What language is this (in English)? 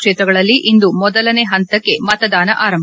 Kannada